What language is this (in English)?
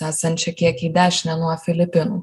Lithuanian